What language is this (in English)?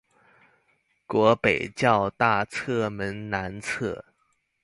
Chinese